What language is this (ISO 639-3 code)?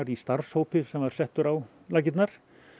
isl